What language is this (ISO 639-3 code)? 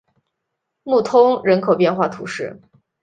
zho